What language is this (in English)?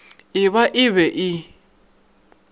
Northern Sotho